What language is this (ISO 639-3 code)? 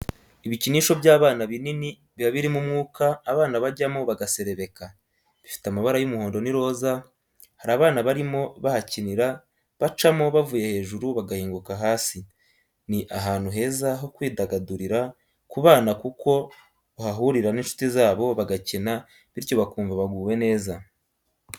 kin